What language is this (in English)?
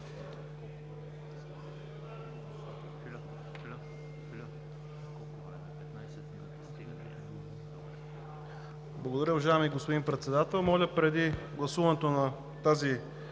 Bulgarian